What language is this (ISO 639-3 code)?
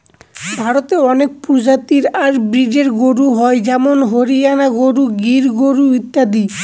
ben